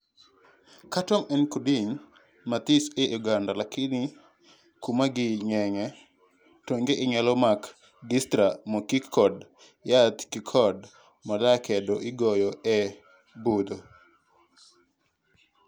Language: Luo (Kenya and Tanzania)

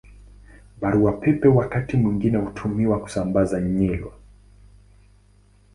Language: Swahili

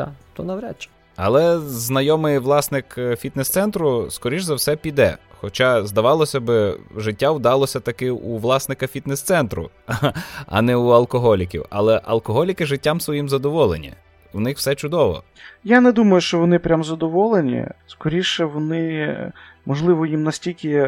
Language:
Ukrainian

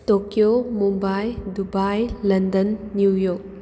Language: Manipuri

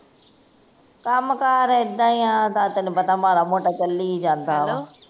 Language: Punjabi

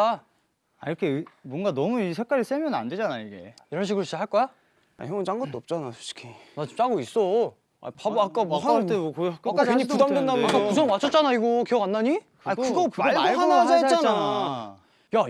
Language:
Korean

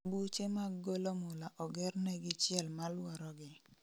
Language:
Luo (Kenya and Tanzania)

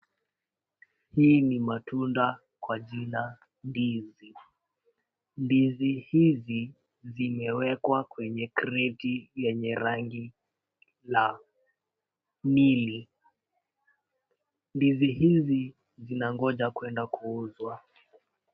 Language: Swahili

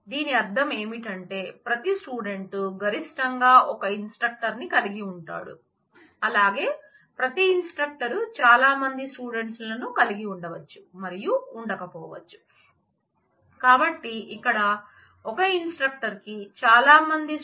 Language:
Telugu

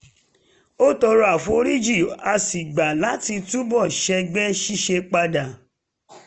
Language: Yoruba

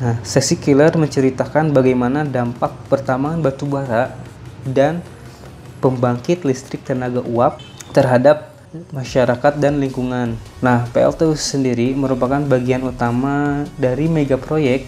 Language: Indonesian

